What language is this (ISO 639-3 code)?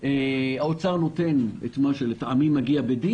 heb